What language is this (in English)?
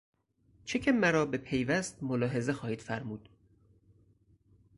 Persian